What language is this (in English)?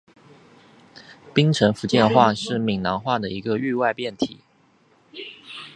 Chinese